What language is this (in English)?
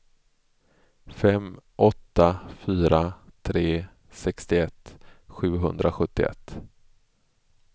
Swedish